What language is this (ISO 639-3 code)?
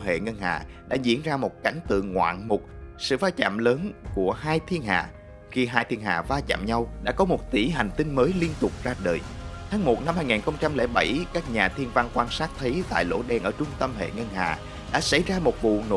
vie